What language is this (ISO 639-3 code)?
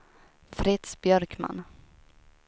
swe